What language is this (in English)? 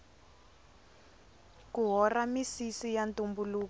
Tsonga